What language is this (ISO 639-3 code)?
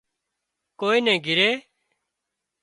kxp